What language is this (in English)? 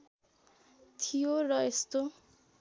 Nepali